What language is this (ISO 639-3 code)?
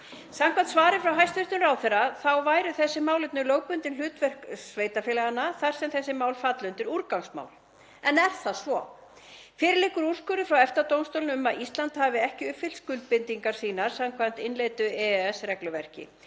isl